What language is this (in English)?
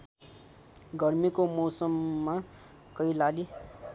Nepali